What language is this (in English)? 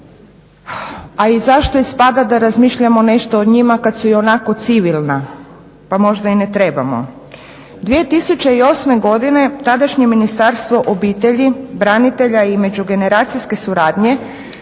Croatian